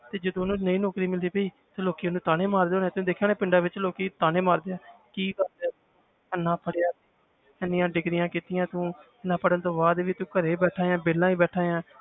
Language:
Punjabi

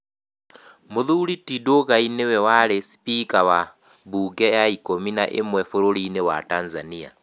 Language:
Kikuyu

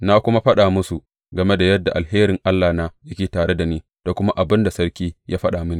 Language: Hausa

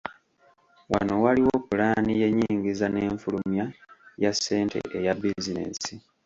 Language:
Ganda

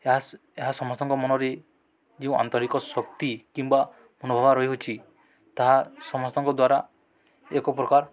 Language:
Odia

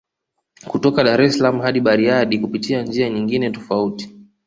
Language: Swahili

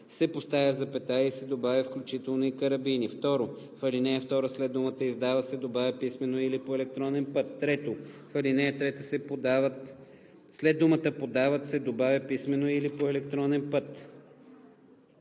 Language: Bulgarian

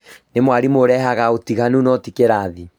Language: Kikuyu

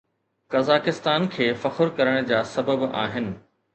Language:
Sindhi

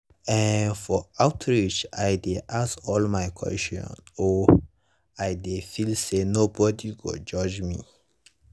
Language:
Nigerian Pidgin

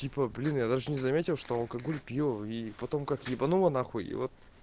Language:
Russian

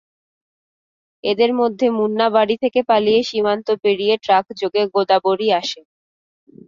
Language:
Bangla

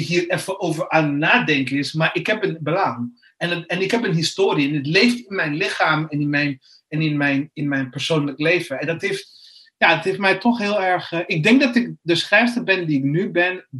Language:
Dutch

